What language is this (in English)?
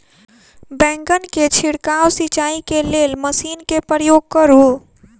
Maithili